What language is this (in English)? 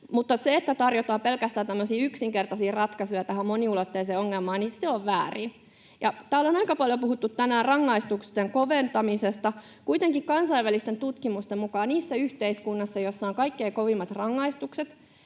Finnish